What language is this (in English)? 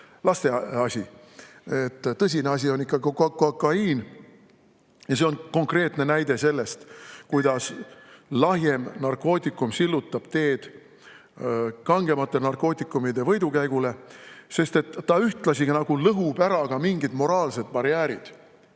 Estonian